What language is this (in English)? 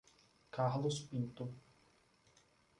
Portuguese